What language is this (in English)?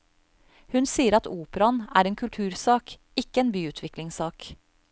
Norwegian